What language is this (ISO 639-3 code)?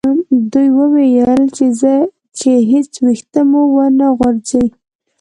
pus